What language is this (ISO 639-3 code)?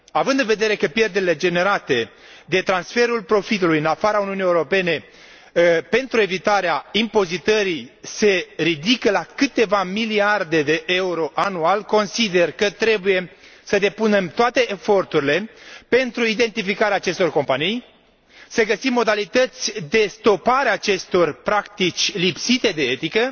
ron